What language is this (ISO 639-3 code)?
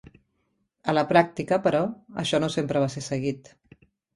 cat